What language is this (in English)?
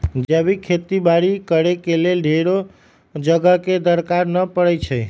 Magahi